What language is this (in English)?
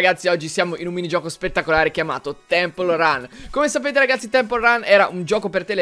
Italian